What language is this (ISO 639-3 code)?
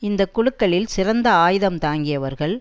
tam